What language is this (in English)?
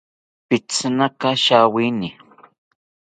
South Ucayali Ashéninka